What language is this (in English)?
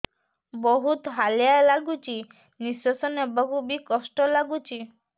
Odia